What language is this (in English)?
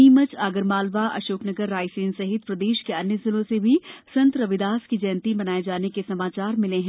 Hindi